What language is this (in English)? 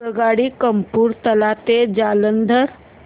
Marathi